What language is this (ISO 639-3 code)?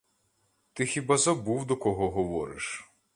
ukr